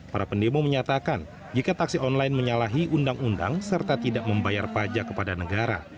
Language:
Indonesian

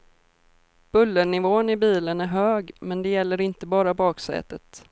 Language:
Swedish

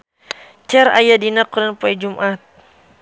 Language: Sundanese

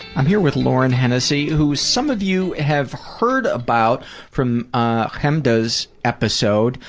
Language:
English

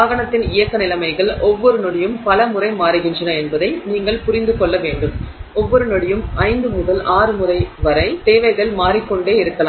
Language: Tamil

